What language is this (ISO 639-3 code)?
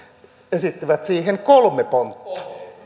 fin